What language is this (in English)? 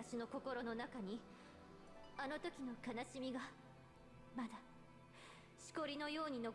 German